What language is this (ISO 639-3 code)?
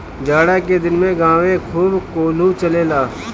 bho